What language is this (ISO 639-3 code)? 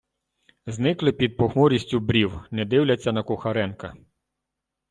ukr